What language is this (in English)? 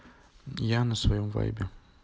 Russian